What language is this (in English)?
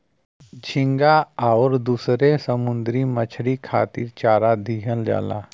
Bhojpuri